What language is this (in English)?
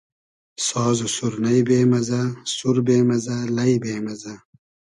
Hazaragi